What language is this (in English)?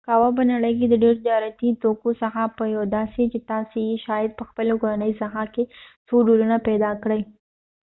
Pashto